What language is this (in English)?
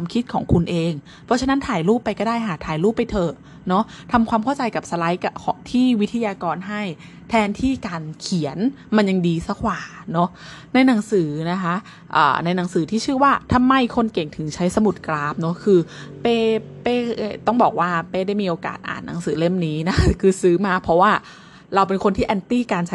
Thai